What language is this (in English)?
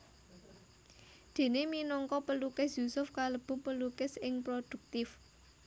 Javanese